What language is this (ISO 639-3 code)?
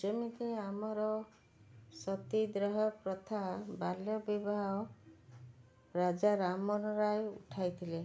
ori